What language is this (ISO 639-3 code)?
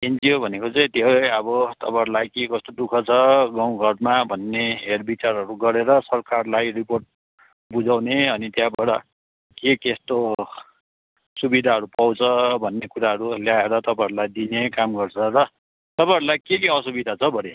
nep